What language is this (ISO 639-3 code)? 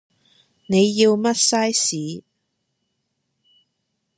yue